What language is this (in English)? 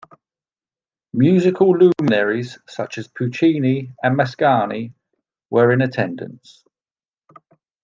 English